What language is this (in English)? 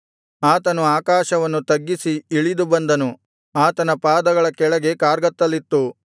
Kannada